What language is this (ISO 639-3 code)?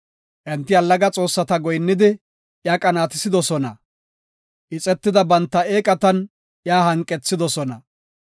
gof